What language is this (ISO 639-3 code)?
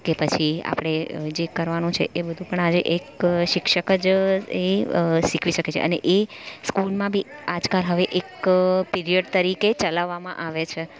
guj